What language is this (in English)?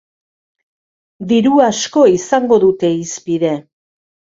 Basque